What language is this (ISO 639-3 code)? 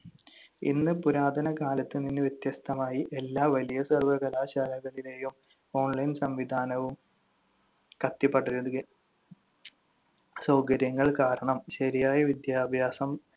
mal